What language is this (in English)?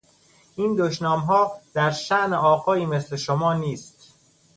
Persian